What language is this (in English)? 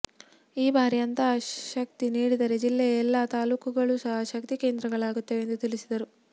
Kannada